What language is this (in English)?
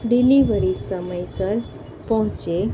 Gujarati